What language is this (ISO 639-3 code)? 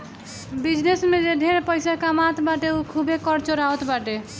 bho